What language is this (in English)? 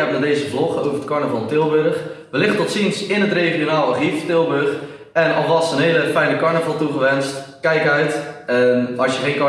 Dutch